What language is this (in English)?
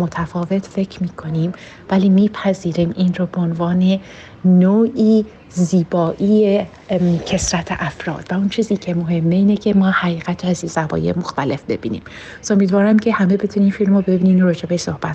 Persian